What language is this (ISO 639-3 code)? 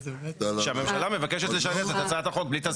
heb